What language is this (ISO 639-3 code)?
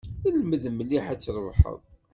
kab